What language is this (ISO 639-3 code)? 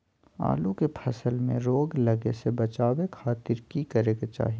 mag